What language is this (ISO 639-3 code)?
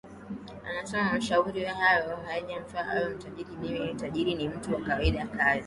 swa